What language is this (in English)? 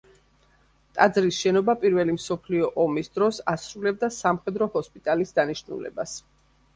Georgian